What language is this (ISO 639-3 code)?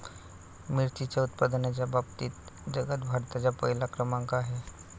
mar